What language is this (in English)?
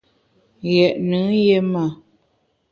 Bamun